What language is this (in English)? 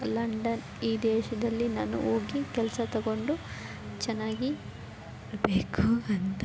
Kannada